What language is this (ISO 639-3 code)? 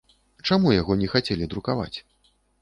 bel